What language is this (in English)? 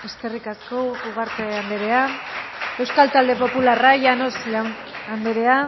Basque